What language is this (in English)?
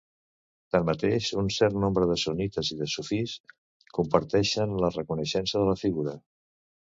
Catalan